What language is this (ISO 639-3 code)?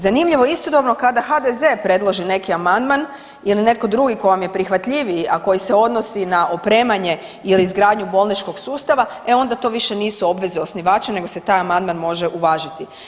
hrv